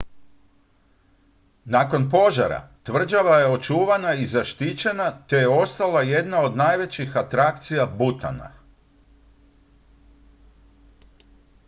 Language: Croatian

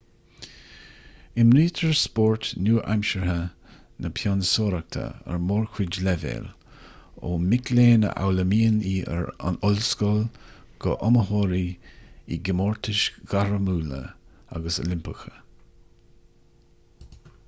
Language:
Irish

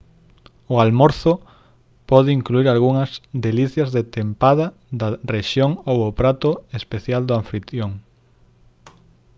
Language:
Galician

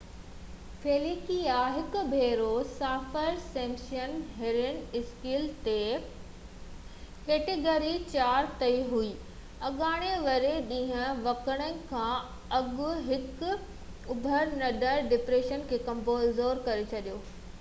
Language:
Sindhi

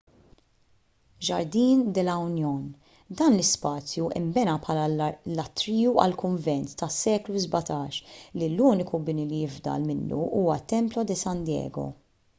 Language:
Maltese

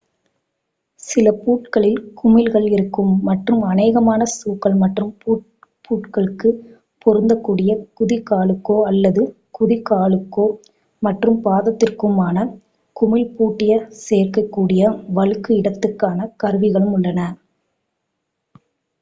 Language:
Tamil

